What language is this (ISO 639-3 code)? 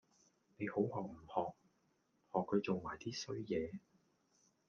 yue